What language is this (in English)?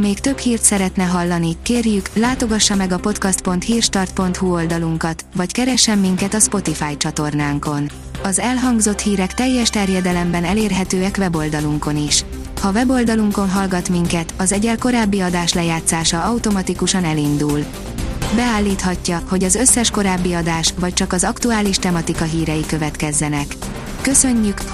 Hungarian